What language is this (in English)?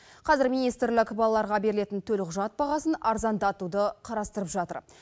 Kazakh